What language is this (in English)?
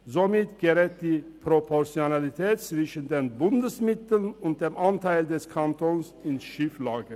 Swiss German